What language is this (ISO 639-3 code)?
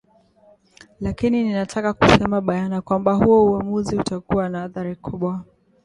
swa